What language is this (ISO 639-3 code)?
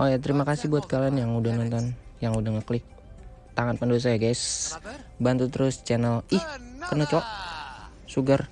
ind